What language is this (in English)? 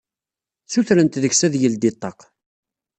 Kabyle